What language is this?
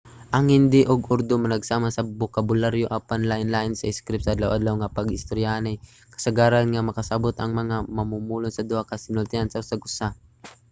Cebuano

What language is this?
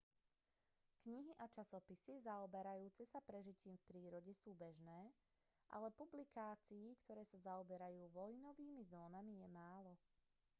Slovak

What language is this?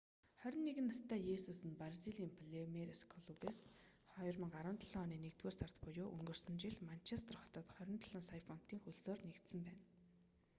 Mongolian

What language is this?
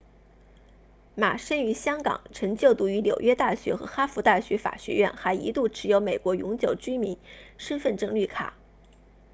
Chinese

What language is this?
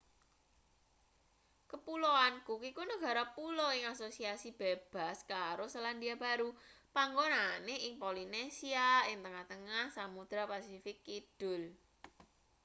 Javanese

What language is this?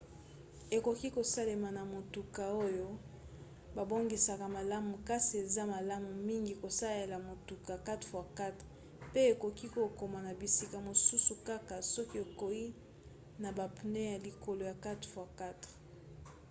Lingala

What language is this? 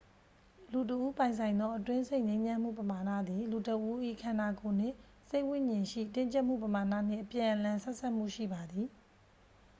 Burmese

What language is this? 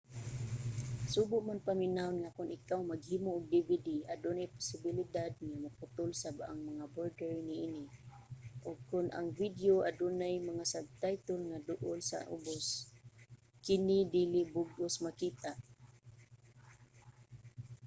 Cebuano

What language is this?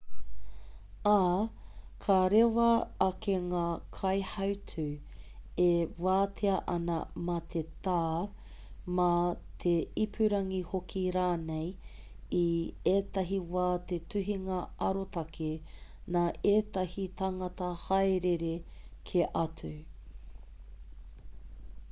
Māori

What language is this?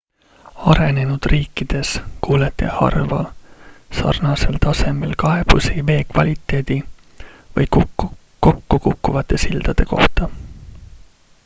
Estonian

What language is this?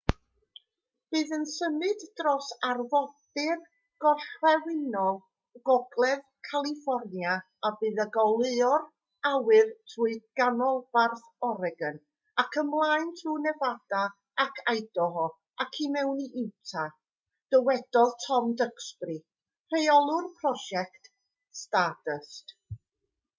Welsh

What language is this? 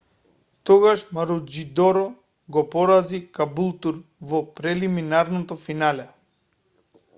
Macedonian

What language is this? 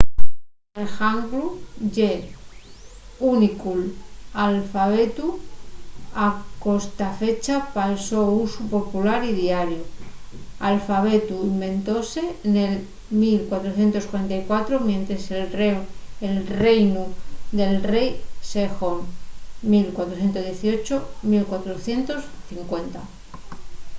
Asturian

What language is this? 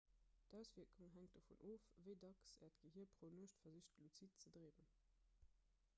Luxembourgish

